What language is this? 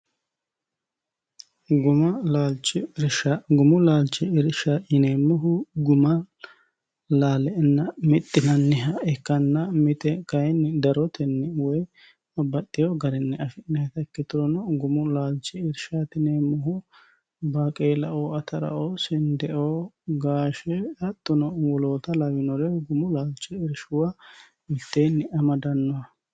Sidamo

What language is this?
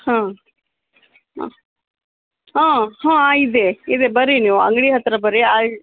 Kannada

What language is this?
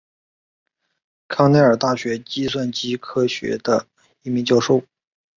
Chinese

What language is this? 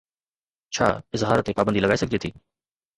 Sindhi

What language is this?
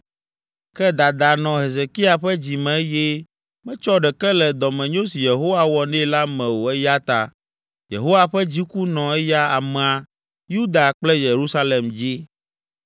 Ewe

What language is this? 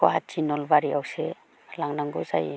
Bodo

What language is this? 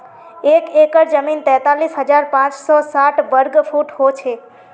Magahi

